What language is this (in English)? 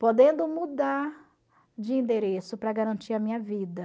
Portuguese